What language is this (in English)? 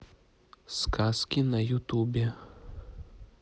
Russian